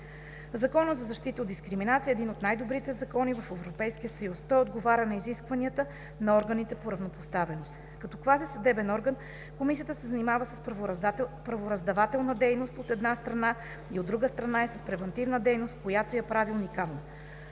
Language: Bulgarian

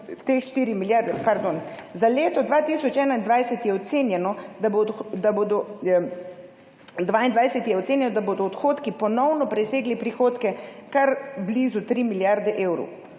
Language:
Slovenian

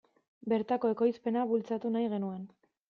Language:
Basque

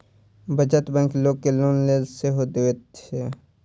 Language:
Maithili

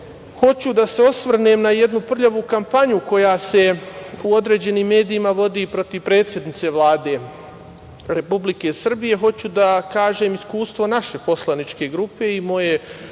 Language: Serbian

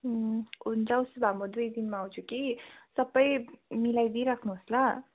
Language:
Nepali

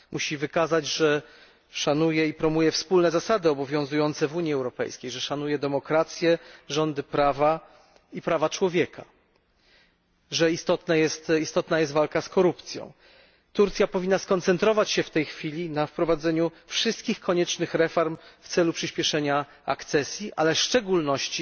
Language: Polish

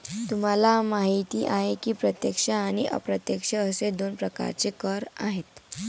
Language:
Marathi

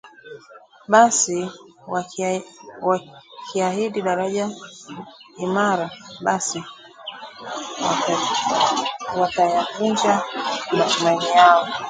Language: Swahili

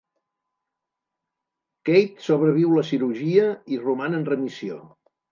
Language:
Catalan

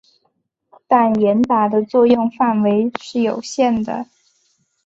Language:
Chinese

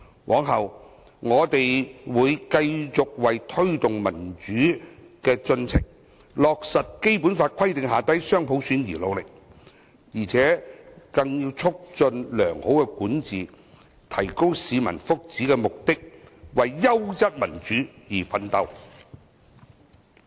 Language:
Cantonese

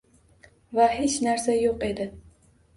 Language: Uzbek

